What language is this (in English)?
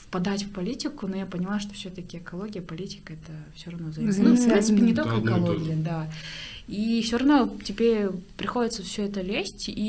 Russian